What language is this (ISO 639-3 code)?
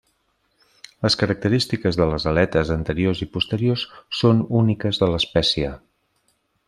cat